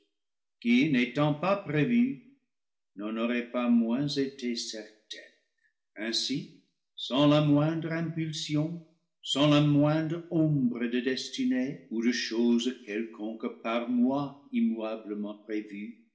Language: French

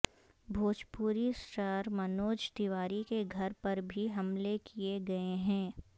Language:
Urdu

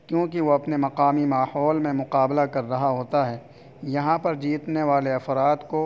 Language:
Urdu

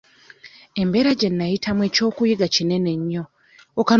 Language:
Ganda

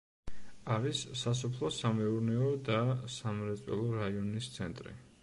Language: Georgian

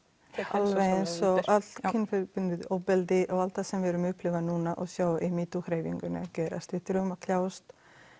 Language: Icelandic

